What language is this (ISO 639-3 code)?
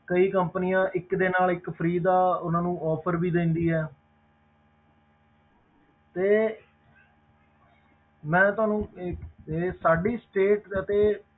pan